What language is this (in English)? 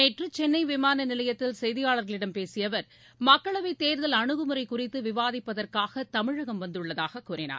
Tamil